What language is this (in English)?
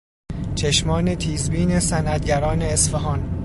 Persian